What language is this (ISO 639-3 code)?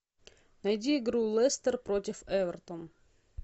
rus